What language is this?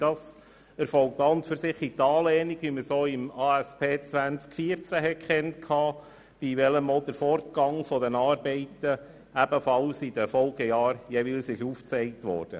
Swiss German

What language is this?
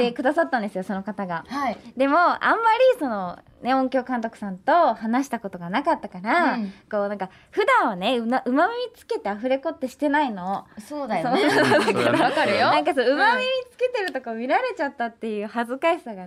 Japanese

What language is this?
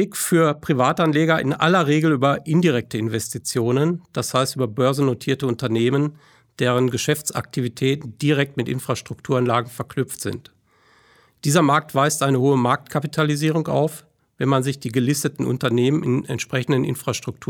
German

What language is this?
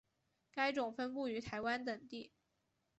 Chinese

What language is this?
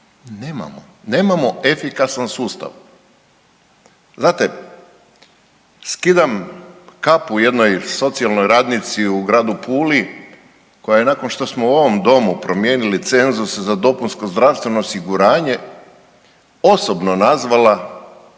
Croatian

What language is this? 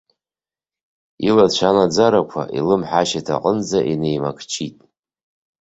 Abkhazian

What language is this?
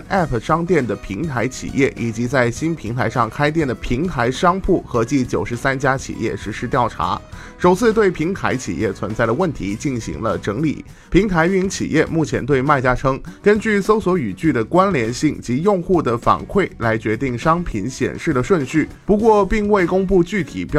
Chinese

